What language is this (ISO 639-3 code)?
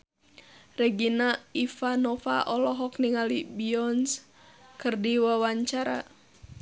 sun